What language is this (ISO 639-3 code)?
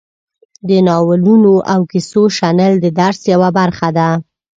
pus